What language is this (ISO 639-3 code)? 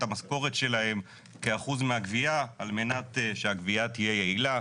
heb